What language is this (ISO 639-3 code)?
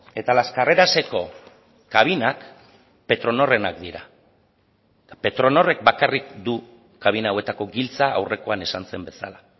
eus